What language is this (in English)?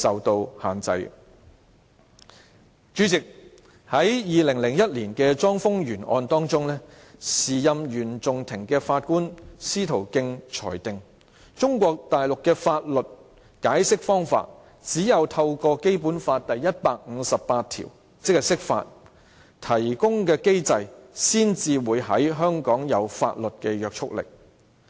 Cantonese